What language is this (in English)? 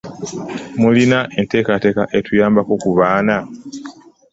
Ganda